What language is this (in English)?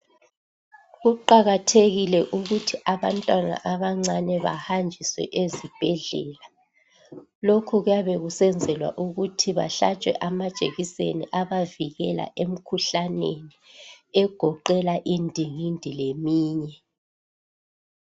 North Ndebele